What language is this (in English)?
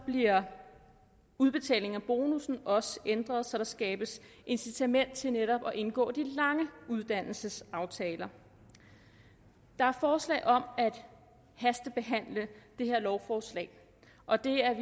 Danish